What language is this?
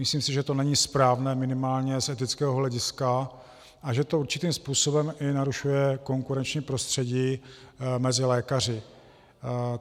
Czech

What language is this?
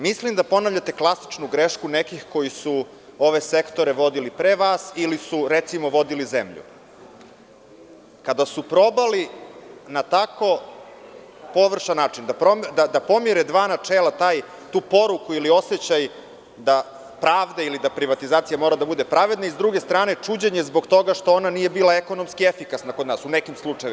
Serbian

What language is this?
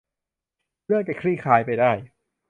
Thai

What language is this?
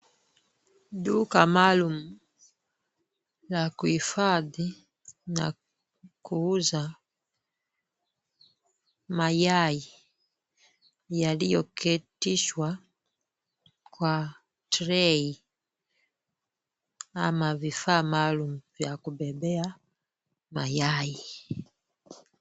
Swahili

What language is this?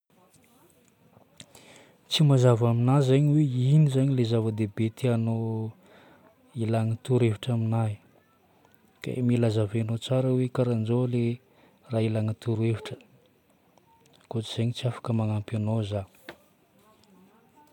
Northern Betsimisaraka Malagasy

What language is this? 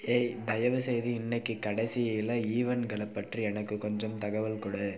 Tamil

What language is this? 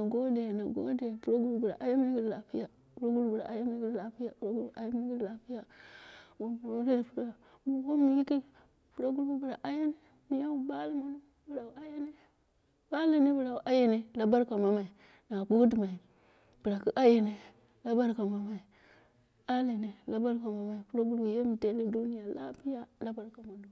Dera (Nigeria)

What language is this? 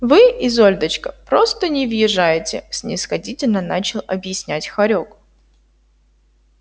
Russian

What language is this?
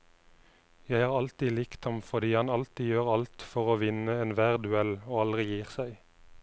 Norwegian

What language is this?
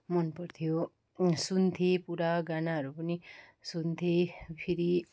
Nepali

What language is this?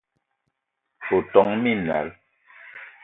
Eton (Cameroon)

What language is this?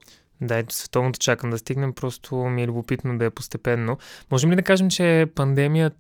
Bulgarian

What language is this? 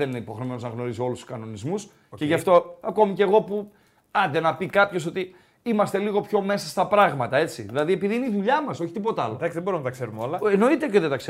Greek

